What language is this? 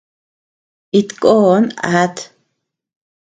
Tepeuxila Cuicatec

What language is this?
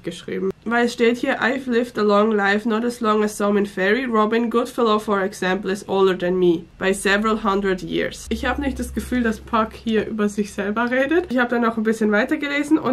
German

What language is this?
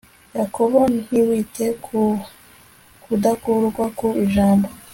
Kinyarwanda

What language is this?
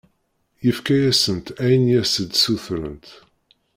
Kabyle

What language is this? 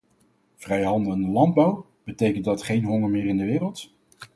Dutch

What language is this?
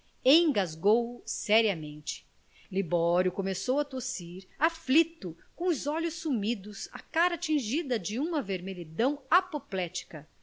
Portuguese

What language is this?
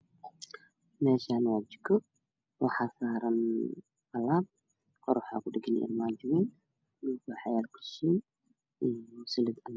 Somali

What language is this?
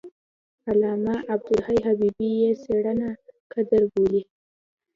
Pashto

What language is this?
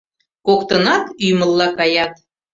Mari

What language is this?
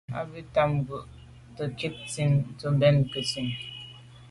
Medumba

